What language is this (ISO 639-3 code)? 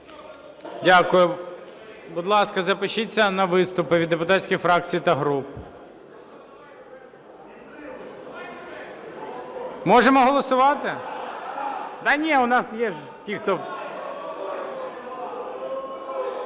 ukr